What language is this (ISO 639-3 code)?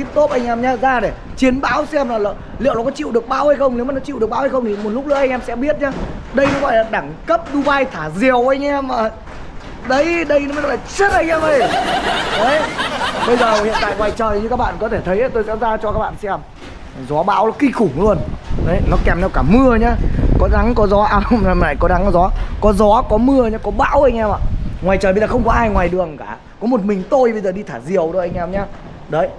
vie